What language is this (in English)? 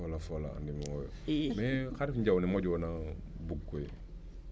Serer